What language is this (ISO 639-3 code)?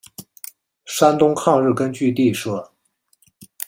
zho